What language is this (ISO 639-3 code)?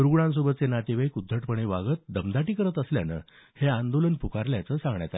mar